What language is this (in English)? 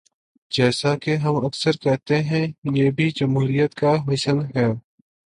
Urdu